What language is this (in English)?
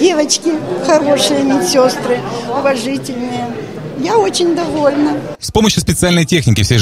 Russian